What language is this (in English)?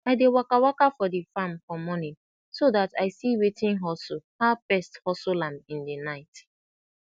Nigerian Pidgin